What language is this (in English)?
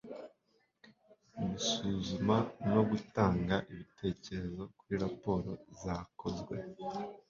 Kinyarwanda